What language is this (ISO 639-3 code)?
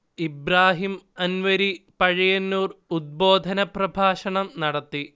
mal